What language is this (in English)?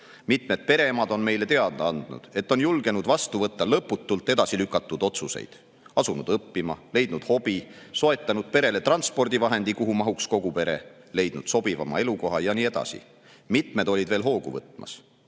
Estonian